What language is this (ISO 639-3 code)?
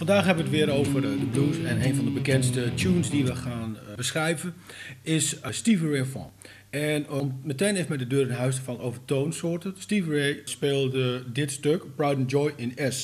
nld